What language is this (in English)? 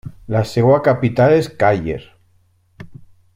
Catalan